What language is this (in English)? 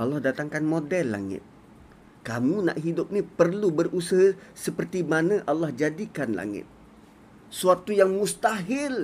Malay